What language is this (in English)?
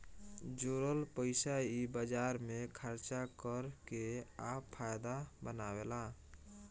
Bhojpuri